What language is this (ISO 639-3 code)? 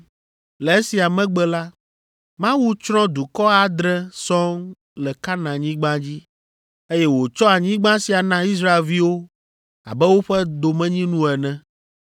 ewe